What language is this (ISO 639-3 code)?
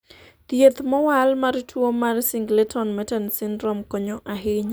luo